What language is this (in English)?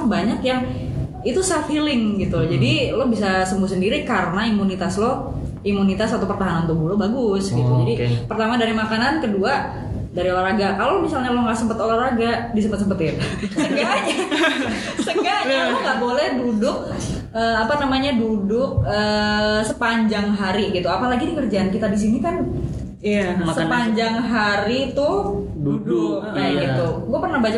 Indonesian